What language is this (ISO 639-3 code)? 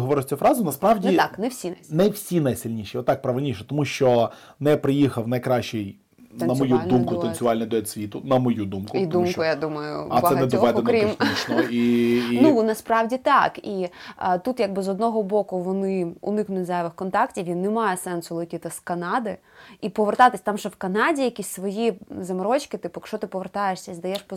ukr